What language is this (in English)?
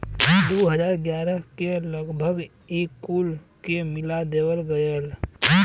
Bhojpuri